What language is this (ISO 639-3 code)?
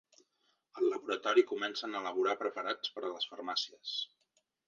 cat